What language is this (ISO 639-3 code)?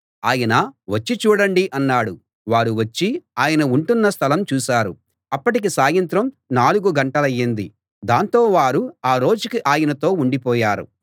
tel